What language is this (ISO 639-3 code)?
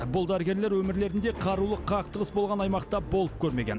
kaz